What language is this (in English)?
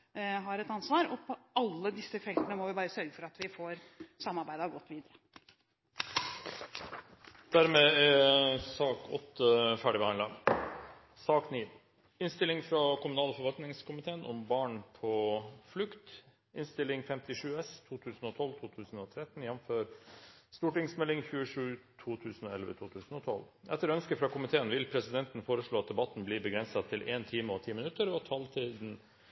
Norwegian